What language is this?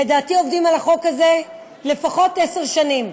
Hebrew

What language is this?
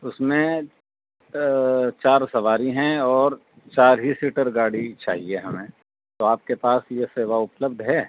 Urdu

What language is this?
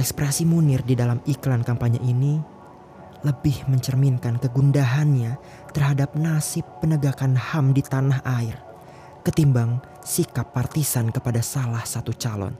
Indonesian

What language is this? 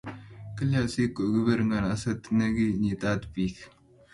Kalenjin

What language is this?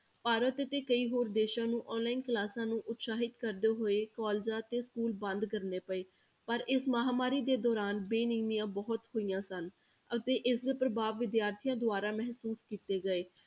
Punjabi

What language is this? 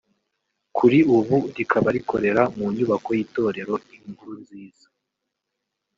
Kinyarwanda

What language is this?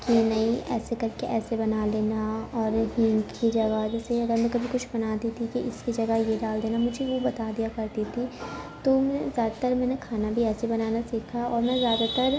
Urdu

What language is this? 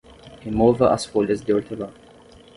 Portuguese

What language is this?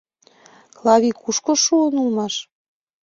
Mari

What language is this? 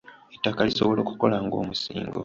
Ganda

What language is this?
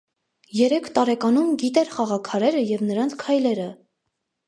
Armenian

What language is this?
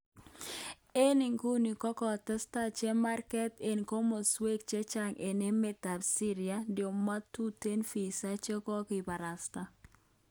Kalenjin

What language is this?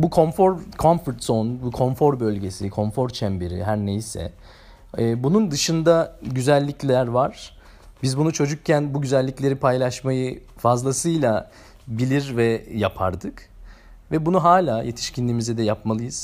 Turkish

